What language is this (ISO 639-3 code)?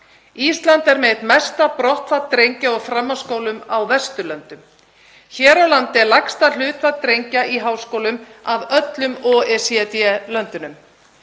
isl